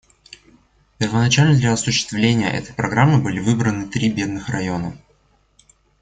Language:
Russian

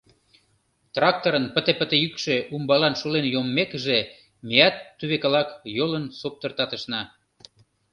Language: Mari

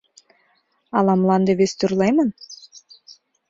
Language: Mari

